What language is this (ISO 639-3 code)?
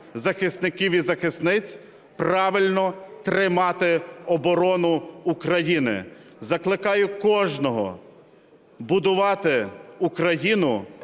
ukr